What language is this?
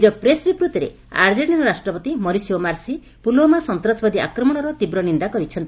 Odia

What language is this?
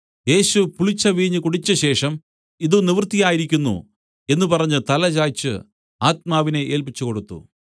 Malayalam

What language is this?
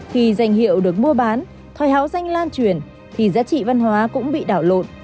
Vietnamese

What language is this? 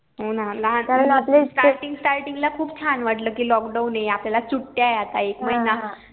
Marathi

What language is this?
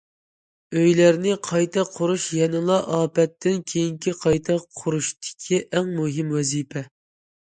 Uyghur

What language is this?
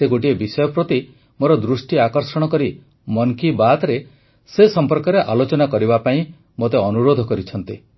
Odia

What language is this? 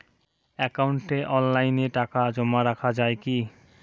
Bangla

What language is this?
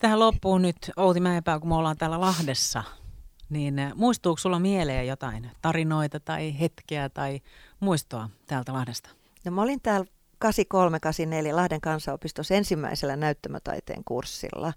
Finnish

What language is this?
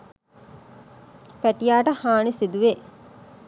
Sinhala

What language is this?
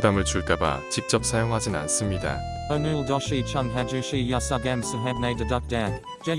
Korean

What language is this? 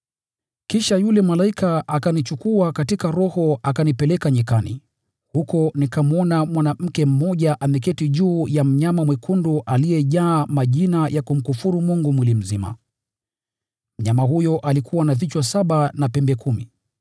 Swahili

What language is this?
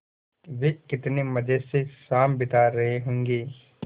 Hindi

